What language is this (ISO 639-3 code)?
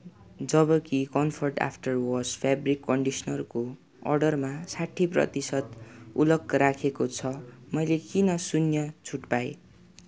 nep